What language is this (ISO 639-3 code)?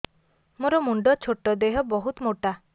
ori